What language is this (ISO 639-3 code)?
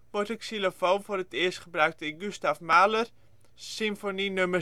nld